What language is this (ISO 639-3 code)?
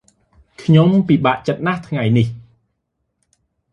khm